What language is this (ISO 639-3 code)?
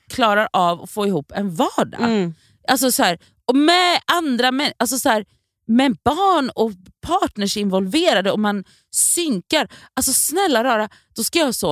swe